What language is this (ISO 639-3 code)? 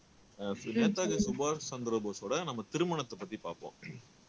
tam